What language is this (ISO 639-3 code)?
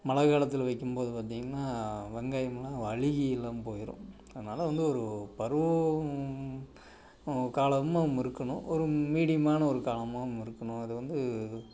tam